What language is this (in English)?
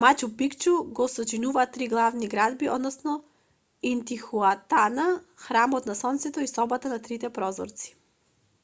Macedonian